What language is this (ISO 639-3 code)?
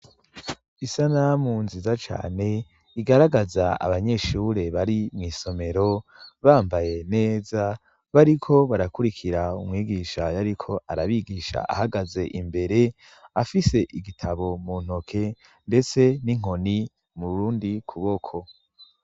run